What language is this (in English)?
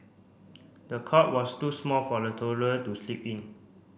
English